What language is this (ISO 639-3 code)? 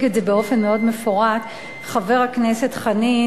heb